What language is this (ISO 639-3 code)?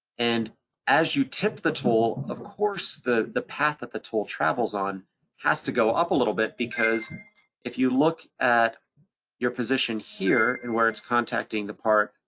eng